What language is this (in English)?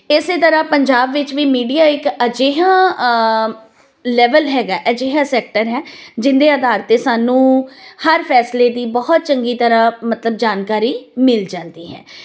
Punjabi